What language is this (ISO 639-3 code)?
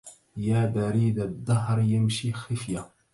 ara